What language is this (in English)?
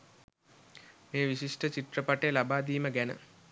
Sinhala